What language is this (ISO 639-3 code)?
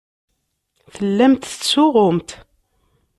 kab